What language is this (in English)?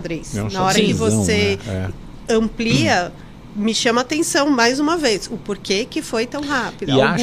Portuguese